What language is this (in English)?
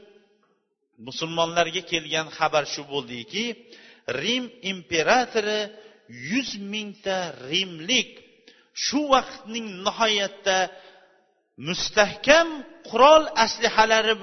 Bulgarian